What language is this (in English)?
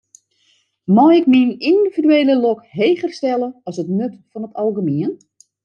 Western Frisian